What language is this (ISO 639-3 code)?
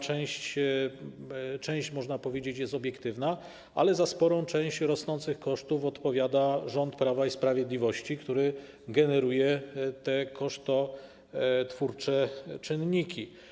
pol